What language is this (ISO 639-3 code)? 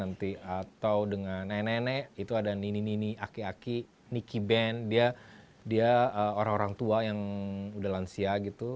ind